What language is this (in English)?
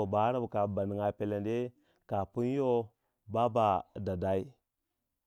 Waja